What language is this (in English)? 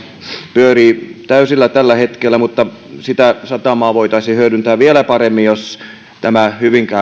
Finnish